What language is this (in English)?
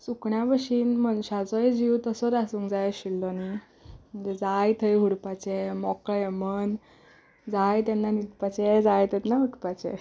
Konkani